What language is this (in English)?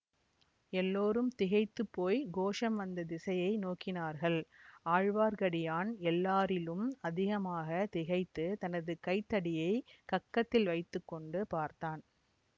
Tamil